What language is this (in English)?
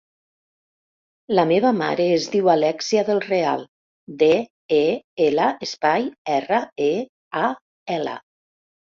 Catalan